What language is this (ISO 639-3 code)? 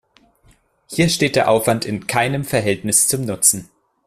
deu